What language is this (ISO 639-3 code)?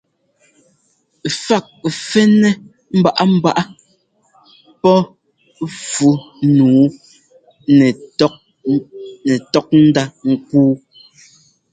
jgo